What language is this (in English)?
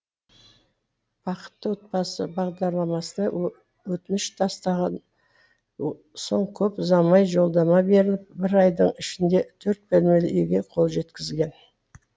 Kazakh